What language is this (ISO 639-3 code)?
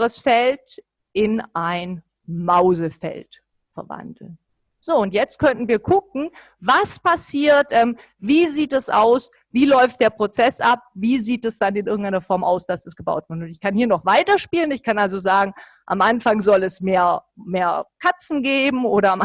deu